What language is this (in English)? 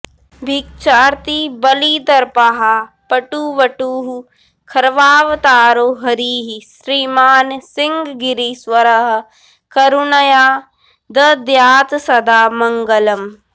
Sanskrit